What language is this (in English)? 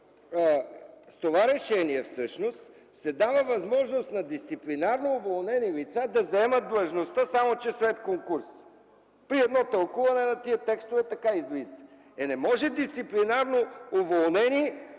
Bulgarian